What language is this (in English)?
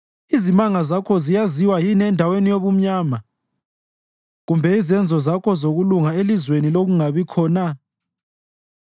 North Ndebele